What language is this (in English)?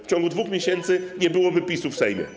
Polish